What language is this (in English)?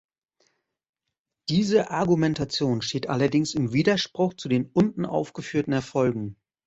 German